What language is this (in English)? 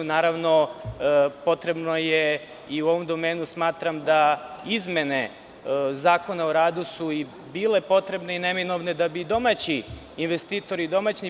Serbian